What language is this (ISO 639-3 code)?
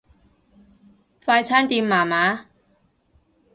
yue